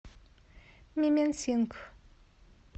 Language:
Russian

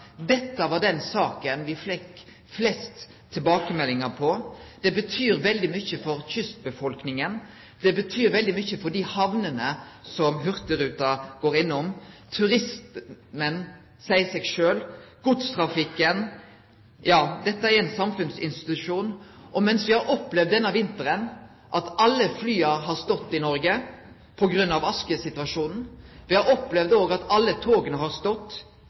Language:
Norwegian Nynorsk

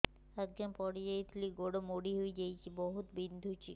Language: Odia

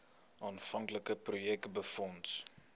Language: Afrikaans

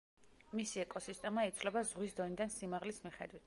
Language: Georgian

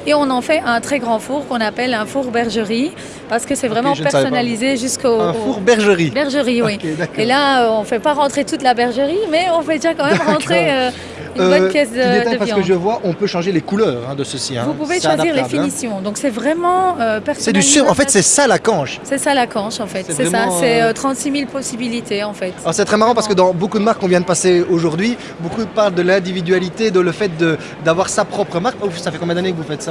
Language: French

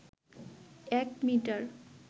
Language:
Bangla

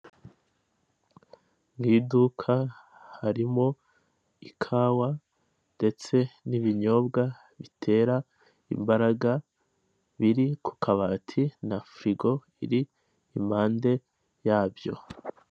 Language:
Kinyarwanda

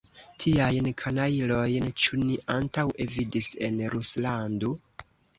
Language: Esperanto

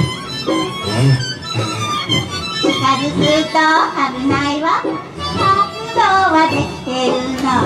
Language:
Japanese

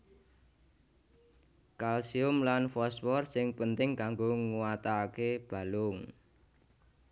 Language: Javanese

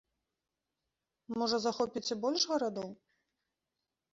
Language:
Belarusian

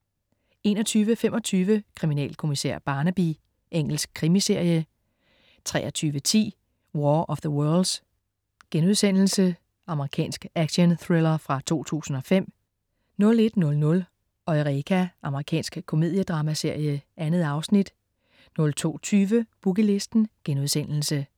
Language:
Danish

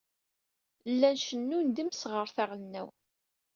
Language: Kabyle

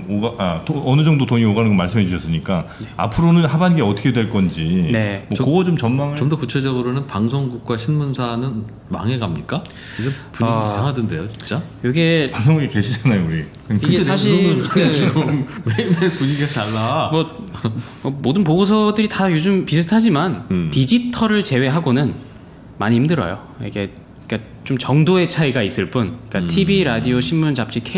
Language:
Korean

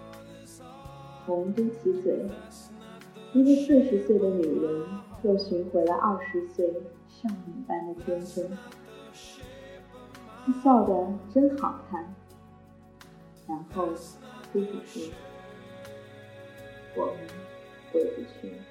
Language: Chinese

